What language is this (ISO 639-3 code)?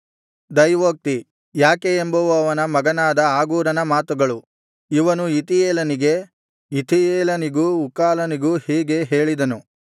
kan